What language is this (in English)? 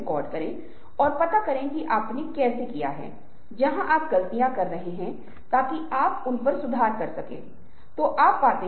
Hindi